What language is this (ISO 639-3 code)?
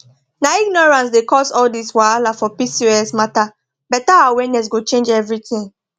pcm